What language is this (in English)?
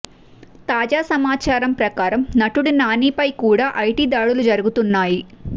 Telugu